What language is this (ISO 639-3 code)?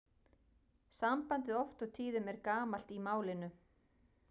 isl